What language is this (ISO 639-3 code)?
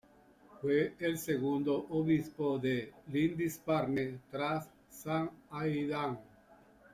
spa